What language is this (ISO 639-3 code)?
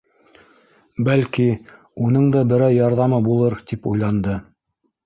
bak